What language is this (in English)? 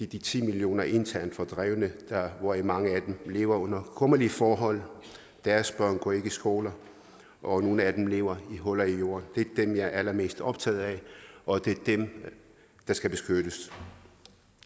Danish